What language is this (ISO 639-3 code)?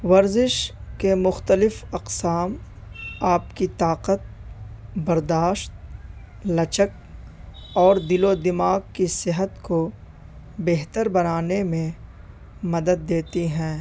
urd